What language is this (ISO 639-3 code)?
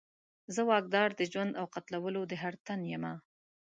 pus